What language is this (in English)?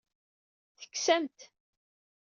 Kabyle